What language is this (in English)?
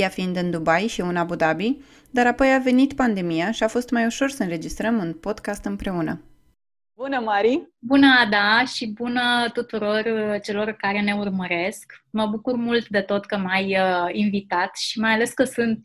Romanian